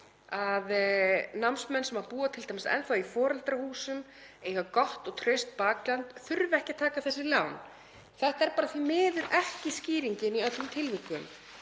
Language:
Icelandic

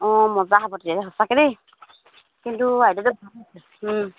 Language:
Assamese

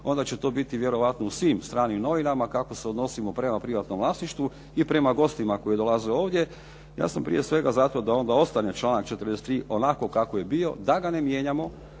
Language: Croatian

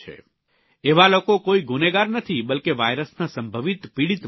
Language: Gujarati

